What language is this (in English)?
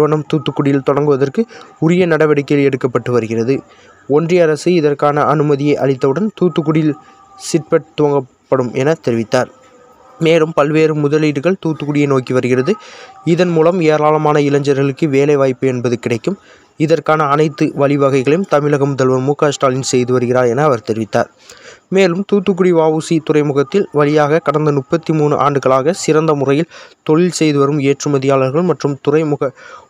Romanian